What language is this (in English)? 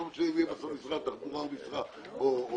Hebrew